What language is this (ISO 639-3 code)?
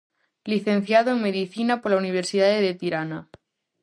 glg